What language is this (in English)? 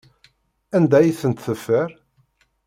Kabyle